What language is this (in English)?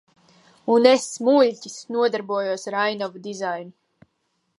Latvian